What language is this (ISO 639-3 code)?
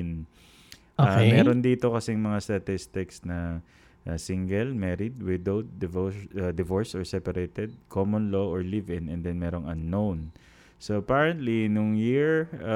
fil